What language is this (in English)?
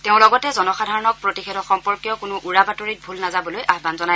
Assamese